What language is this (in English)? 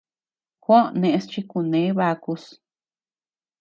Tepeuxila Cuicatec